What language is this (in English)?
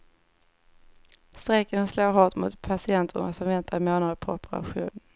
Swedish